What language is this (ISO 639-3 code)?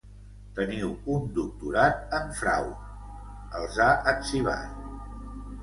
cat